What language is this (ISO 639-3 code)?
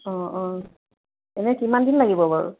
asm